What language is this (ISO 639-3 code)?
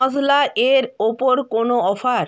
ben